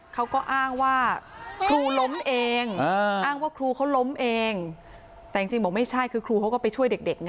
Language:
Thai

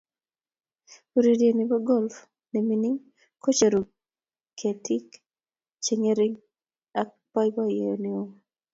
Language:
Kalenjin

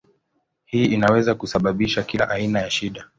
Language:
Swahili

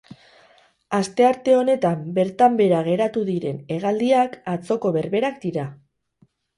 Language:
Basque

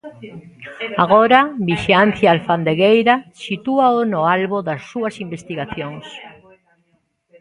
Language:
Galician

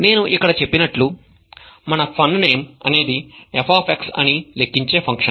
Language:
Telugu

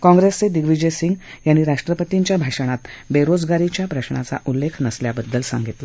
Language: Marathi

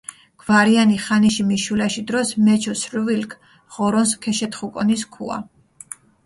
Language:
Mingrelian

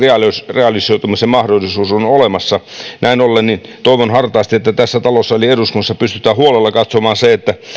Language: Finnish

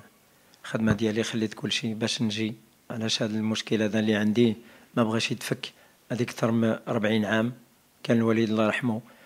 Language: Arabic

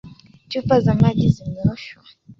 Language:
Swahili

